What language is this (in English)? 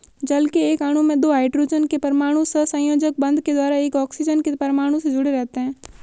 Hindi